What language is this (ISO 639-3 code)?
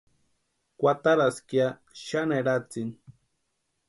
pua